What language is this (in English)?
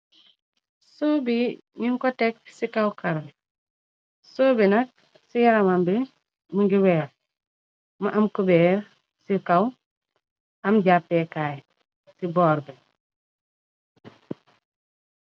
Wolof